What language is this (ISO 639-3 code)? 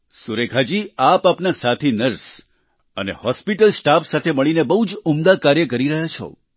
guj